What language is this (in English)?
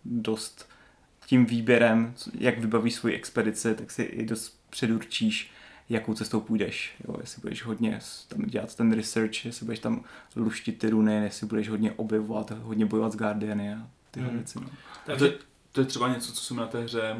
Czech